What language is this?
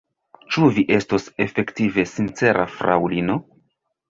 Esperanto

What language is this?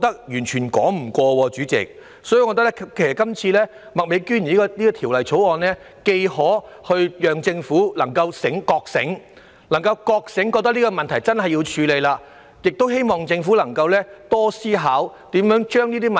Cantonese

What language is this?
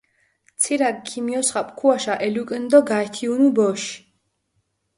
Mingrelian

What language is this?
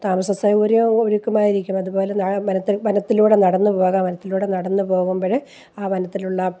Malayalam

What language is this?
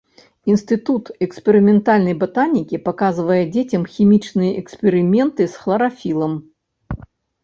Belarusian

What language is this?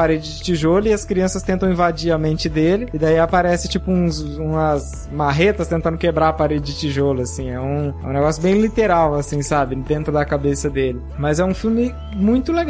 Portuguese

